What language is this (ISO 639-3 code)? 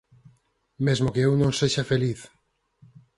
glg